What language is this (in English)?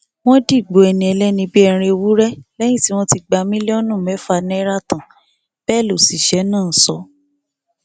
Yoruba